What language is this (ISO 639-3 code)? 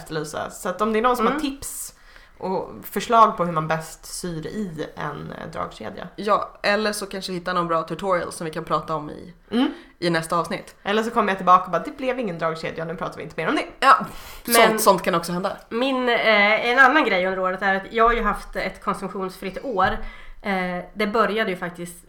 swe